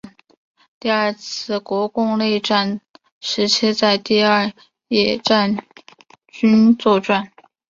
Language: Chinese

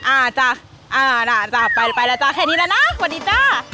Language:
Thai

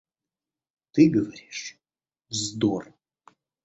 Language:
Russian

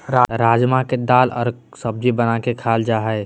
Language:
Magahi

